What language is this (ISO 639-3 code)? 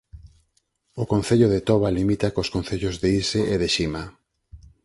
glg